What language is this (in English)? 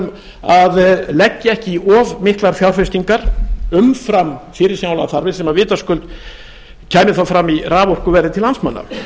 Icelandic